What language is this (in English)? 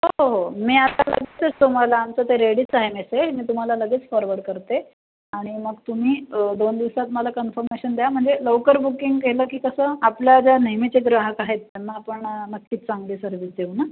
Marathi